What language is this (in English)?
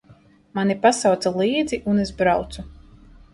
Latvian